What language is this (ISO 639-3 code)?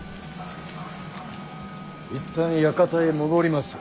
jpn